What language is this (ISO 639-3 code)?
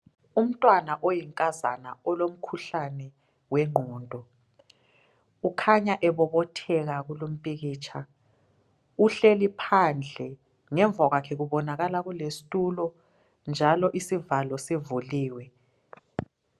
nde